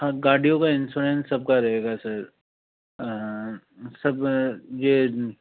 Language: Hindi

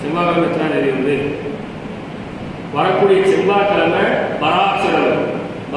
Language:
Tamil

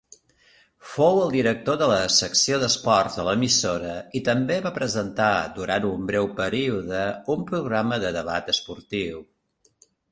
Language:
Catalan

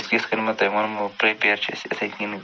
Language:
Kashmiri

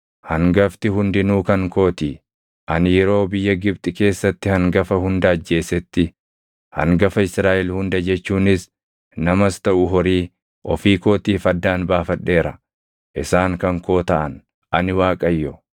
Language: Oromo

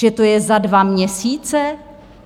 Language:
Czech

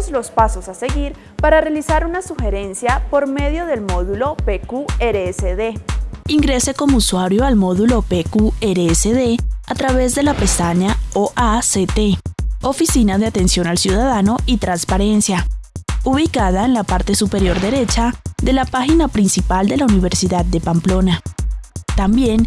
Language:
Spanish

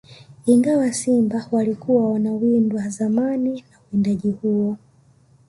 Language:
Swahili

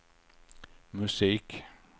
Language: Swedish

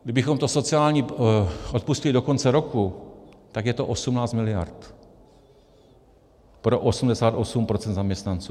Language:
Czech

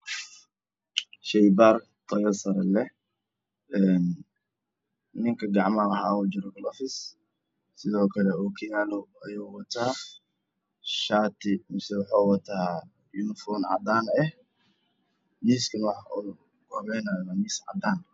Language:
Somali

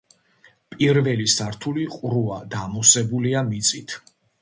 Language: Georgian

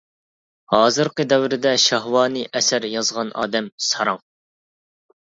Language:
Uyghur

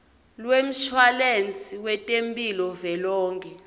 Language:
Swati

